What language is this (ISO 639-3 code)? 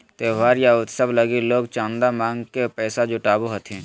mag